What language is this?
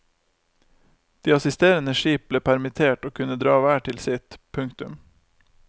Norwegian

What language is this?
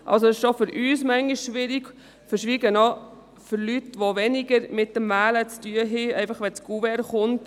Swiss German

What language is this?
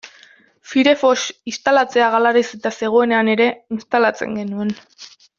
Basque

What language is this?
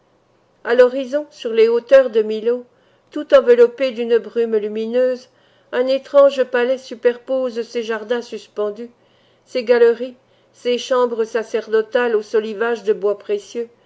French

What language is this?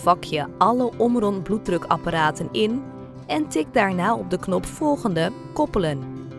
Dutch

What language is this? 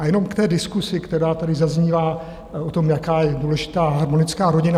Czech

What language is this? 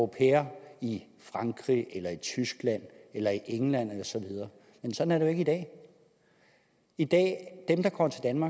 Danish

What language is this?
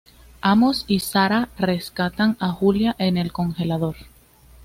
Spanish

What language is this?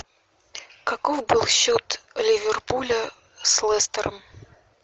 Russian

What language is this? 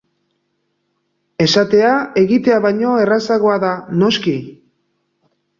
Basque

